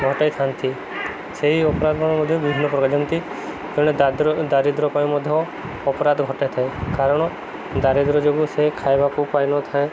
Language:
Odia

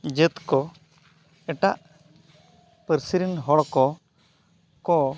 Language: Santali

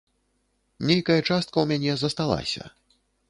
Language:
Belarusian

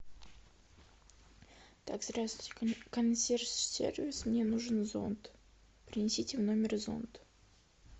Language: Russian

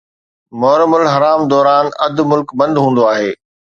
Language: Sindhi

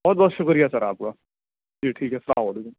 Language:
Urdu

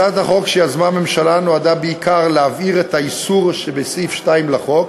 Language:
Hebrew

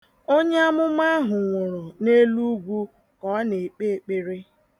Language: Igbo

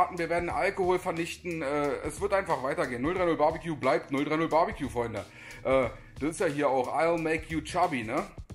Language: German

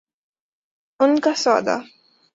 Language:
Urdu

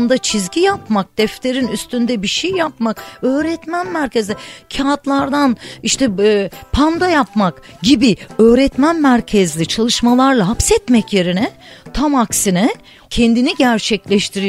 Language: Turkish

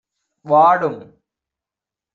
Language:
Tamil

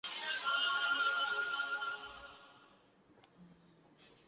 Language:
Urdu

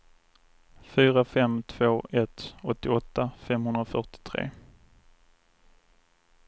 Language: Swedish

